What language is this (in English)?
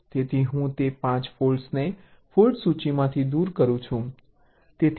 Gujarati